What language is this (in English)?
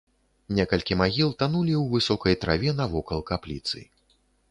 Belarusian